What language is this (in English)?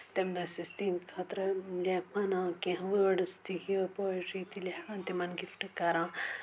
Kashmiri